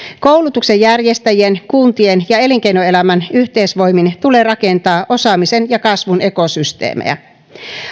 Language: Finnish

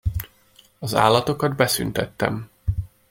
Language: Hungarian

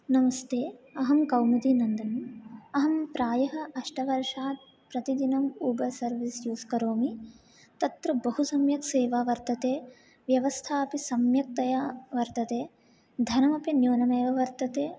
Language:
Sanskrit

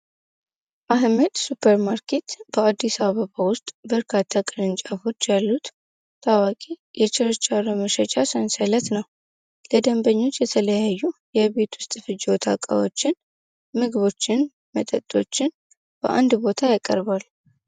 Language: Amharic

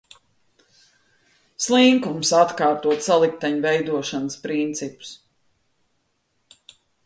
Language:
Latvian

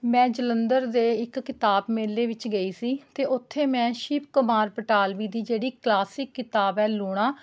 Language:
Punjabi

